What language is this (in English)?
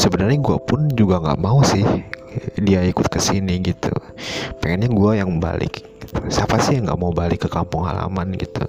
Indonesian